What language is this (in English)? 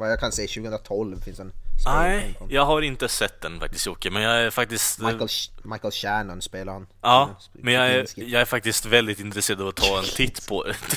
Swedish